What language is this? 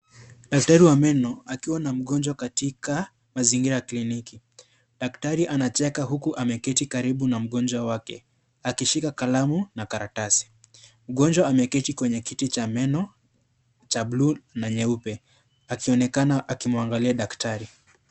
Swahili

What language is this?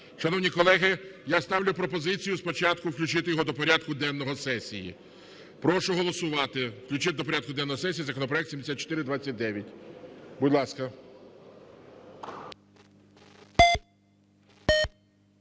Ukrainian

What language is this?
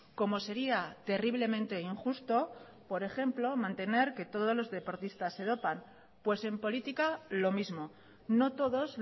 Spanish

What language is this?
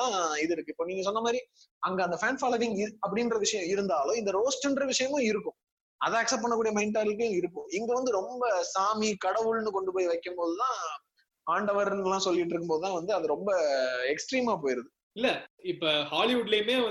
Tamil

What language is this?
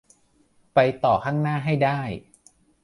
Thai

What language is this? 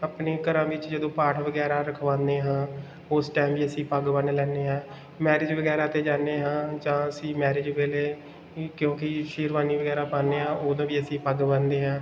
Punjabi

